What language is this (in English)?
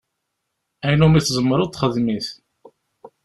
Kabyle